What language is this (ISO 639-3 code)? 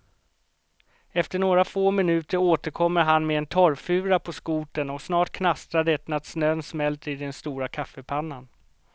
swe